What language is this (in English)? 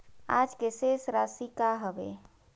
Chhattisgarhi